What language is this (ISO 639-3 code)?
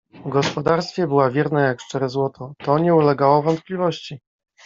pol